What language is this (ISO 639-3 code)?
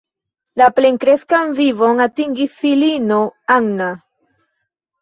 epo